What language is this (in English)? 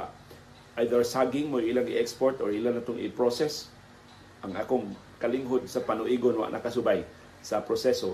Filipino